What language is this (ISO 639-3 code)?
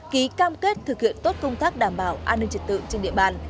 vie